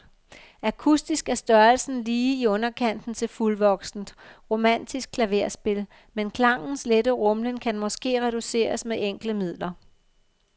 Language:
Danish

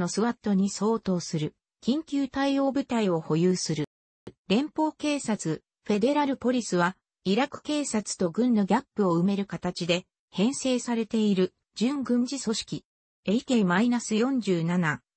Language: Japanese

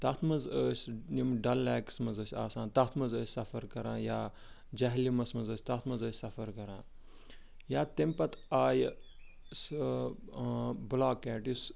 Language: Kashmiri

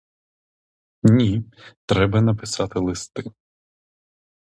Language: Ukrainian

